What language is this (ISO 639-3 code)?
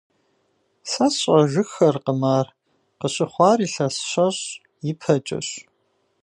kbd